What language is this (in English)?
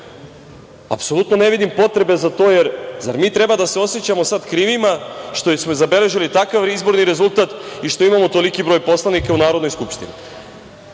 Serbian